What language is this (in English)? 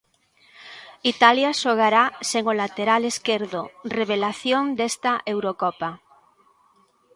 Galician